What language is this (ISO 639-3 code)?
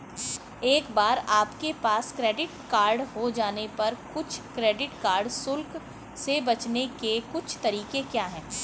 hin